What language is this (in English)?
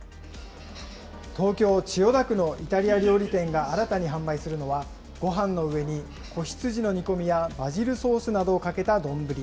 Japanese